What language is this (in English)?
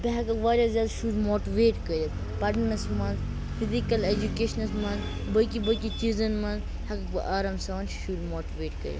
Kashmiri